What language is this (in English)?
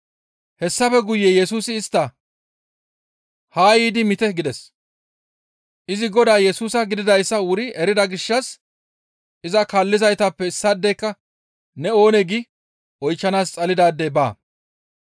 Gamo